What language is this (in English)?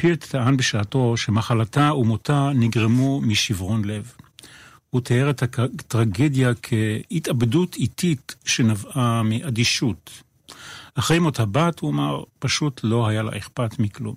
Hebrew